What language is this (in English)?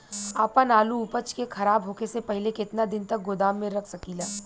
Bhojpuri